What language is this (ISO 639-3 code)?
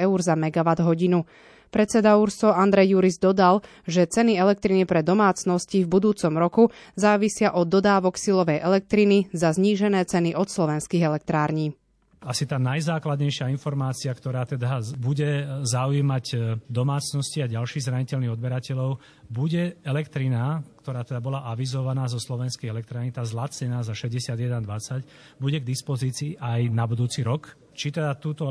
slk